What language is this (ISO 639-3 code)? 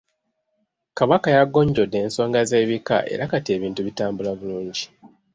lug